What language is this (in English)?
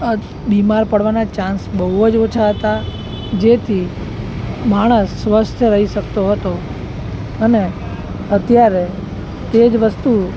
Gujarati